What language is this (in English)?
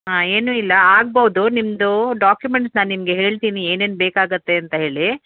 Kannada